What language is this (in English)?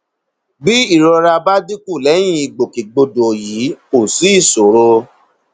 Yoruba